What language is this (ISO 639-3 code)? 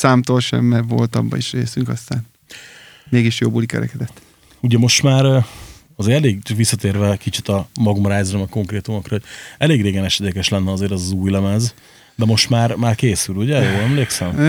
hun